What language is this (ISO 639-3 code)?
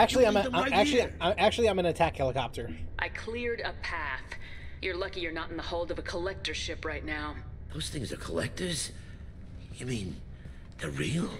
eng